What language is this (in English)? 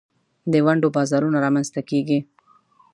Pashto